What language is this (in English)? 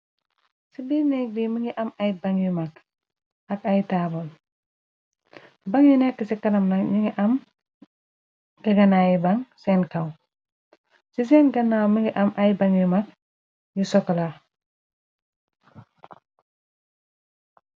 Wolof